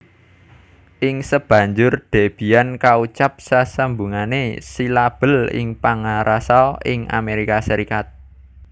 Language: Javanese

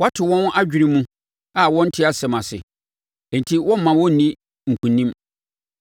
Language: Akan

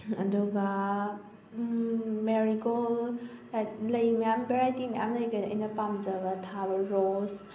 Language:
Manipuri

